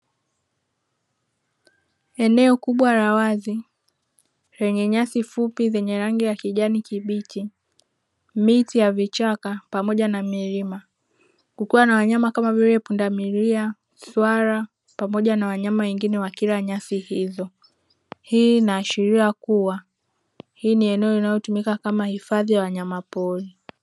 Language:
Swahili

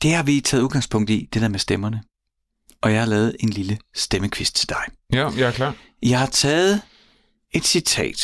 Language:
Danish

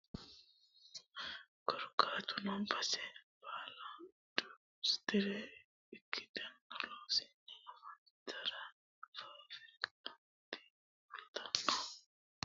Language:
Sidamo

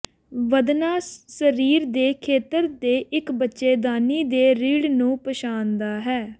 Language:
Punjabi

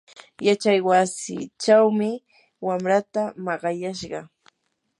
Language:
Yanahuanca Pasco Quechua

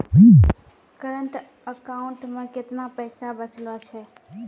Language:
Maithili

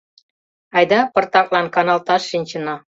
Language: Mari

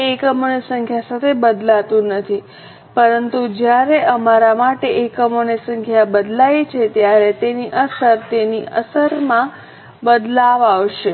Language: Gujarati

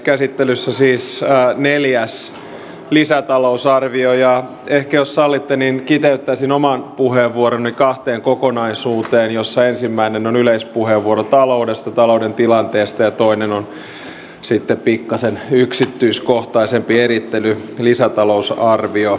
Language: Finnish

